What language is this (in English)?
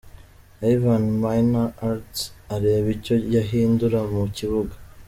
Kinyarwanda